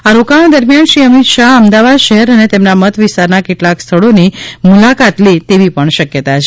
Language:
Gujarati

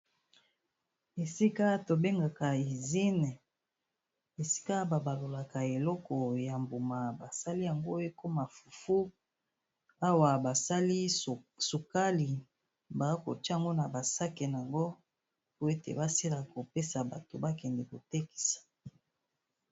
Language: Lingala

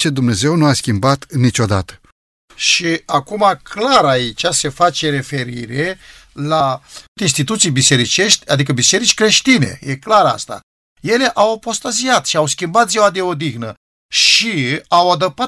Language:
Romanian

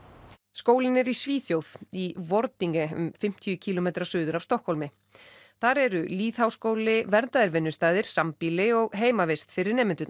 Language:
Icelandic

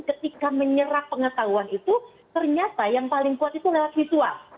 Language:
Indonesian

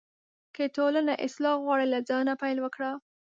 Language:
Pashto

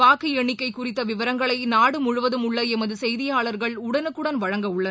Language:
Tamil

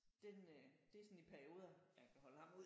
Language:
Danish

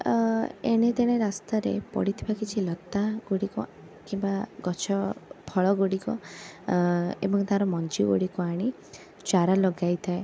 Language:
Odia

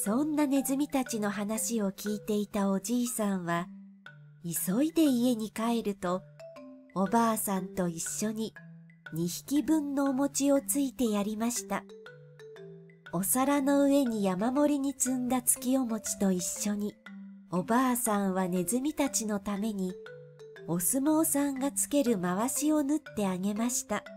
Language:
Japanese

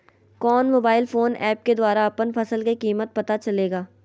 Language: Magahi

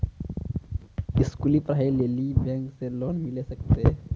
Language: Maithili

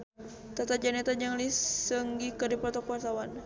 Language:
Sundanese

